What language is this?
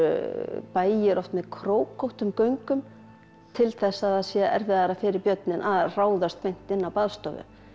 Icelandic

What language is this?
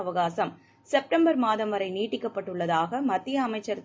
Tamil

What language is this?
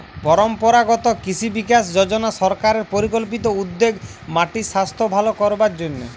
Bangla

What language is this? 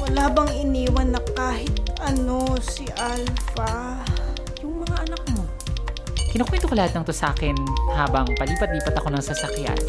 Filipino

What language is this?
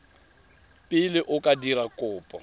Tswana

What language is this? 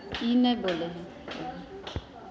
Magahi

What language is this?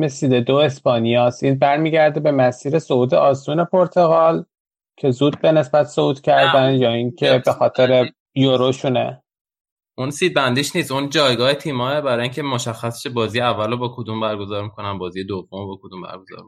Persian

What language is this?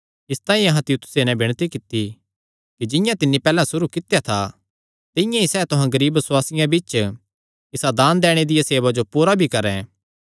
Kangri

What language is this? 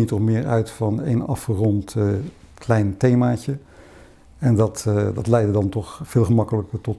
Dutch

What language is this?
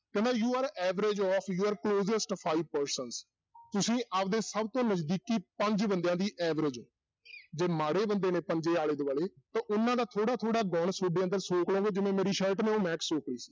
Punjabi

